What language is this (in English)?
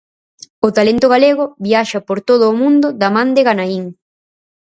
Galician